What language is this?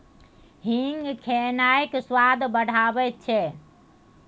Maithili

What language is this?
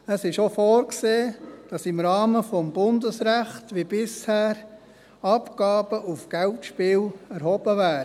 Swiss German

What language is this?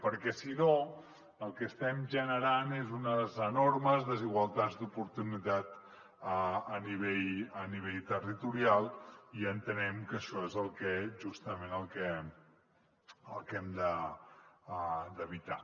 Catalan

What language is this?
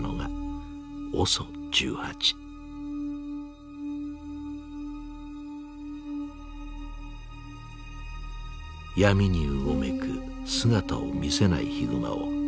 Japanese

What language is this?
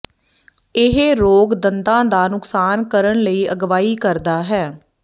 Punjabi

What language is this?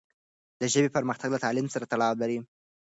Pashto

